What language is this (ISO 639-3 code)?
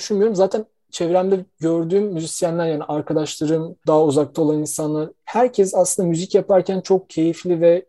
tur